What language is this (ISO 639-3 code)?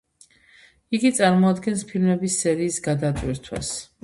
kat